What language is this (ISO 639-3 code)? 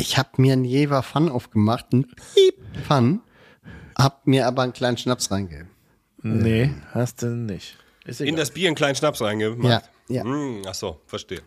deu